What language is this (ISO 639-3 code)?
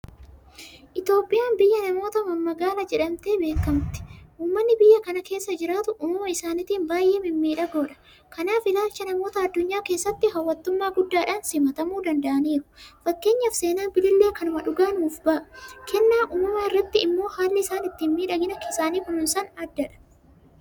orm